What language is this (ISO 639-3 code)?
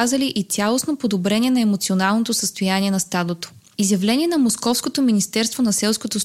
bul